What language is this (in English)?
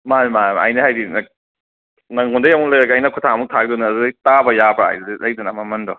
Manipuri